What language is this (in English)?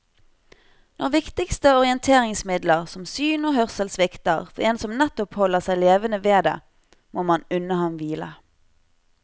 Norwegian